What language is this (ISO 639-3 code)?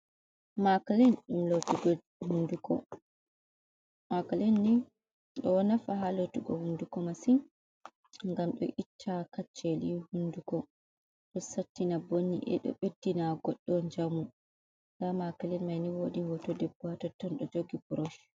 ful